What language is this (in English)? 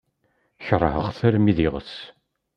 Kabyle